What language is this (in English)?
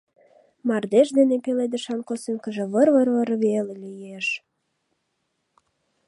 Mari